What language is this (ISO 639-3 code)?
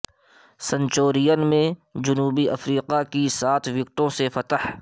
urd